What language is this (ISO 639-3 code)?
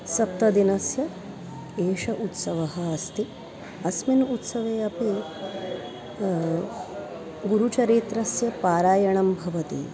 san